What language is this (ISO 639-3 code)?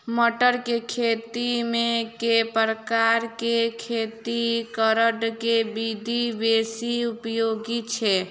mai